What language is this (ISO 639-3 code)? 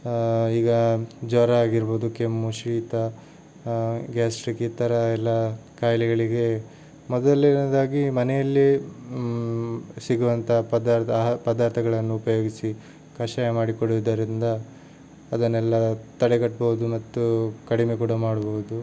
kan